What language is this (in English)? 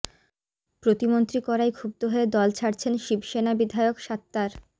Bangla